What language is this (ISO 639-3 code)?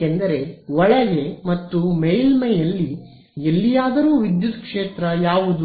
kan